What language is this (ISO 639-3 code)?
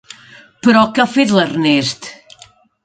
cat